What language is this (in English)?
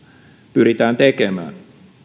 Finnish